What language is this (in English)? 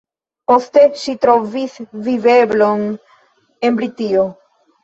Esperanto